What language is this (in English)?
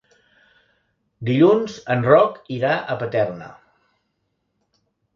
Catalan